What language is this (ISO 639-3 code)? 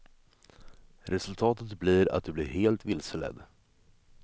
swe